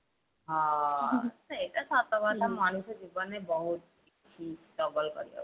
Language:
Odia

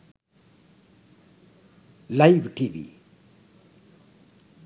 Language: Sinhala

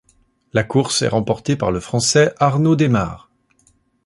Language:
French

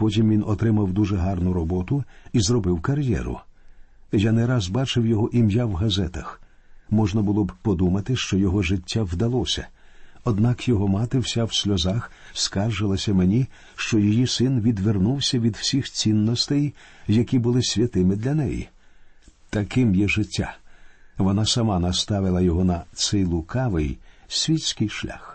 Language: Ukrainian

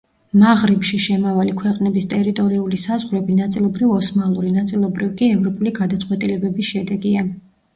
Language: Georgian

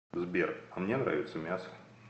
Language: Russian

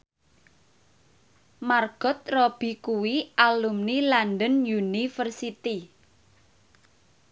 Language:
Javanese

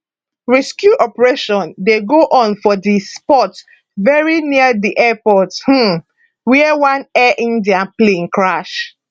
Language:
Nigerian Pidgin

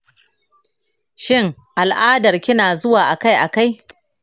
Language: Hausa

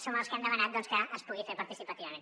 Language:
Catalan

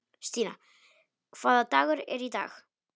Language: Icelandic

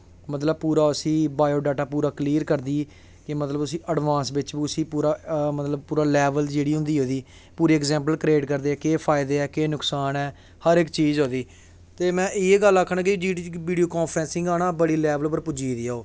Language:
Dogri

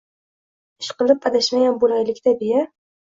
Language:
Uzbek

